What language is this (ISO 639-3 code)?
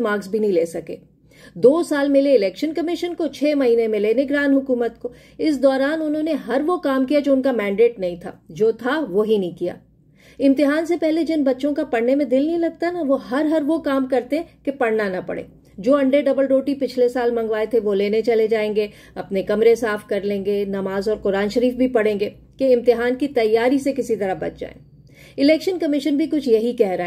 hin